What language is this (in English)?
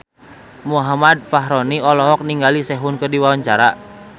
Sundanese